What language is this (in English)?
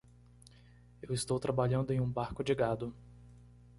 Portuguese